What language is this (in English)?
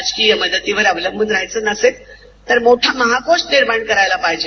Marathi